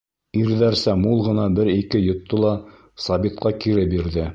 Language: Bashkir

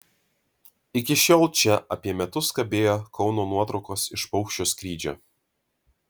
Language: Lithuanian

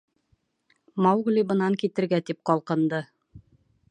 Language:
Bashkir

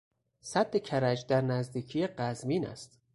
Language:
Persian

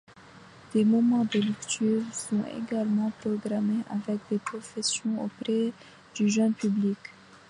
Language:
French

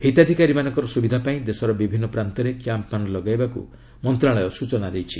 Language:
Odia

